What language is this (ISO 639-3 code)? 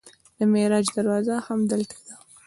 pus